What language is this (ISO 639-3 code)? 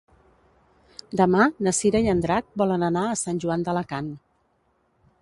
cat